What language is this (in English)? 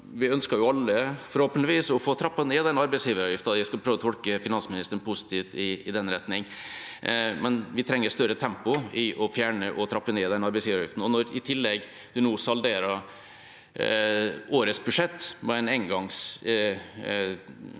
Norwegian